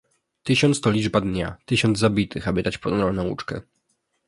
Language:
Polish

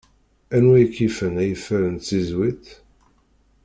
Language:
Kabyle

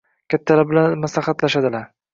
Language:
Uzbek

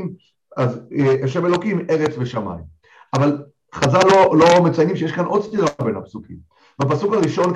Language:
Hebrew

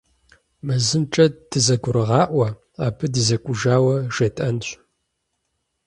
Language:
Kabardian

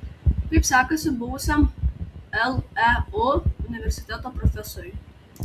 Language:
Lithuanian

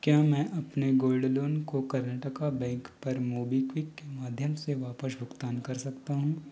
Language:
Hindi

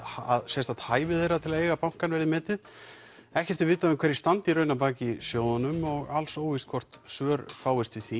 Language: Icelandic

